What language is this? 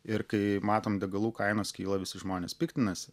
Lithuanian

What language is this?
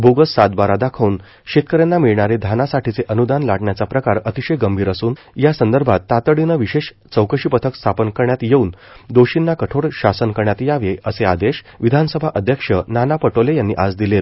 Marathi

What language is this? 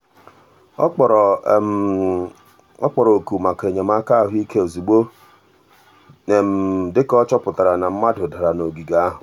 Igbo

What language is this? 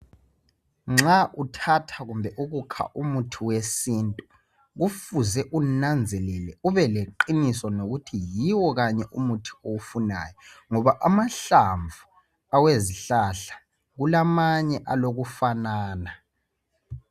North Ndebele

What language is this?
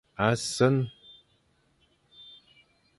Fang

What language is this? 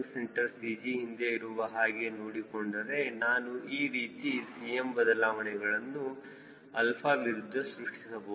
Kannada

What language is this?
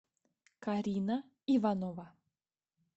Russian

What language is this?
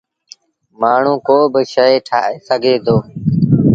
Sindhi Bhil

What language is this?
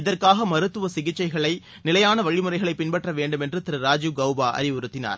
Tamil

